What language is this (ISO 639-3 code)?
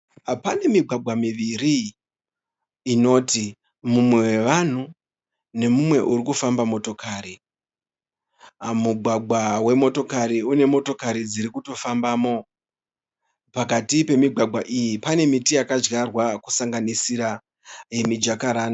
sna